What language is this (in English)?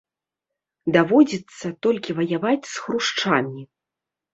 Belarusian